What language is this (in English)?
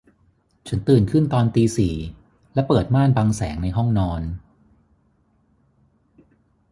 Thai